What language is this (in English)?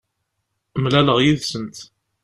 Kabyle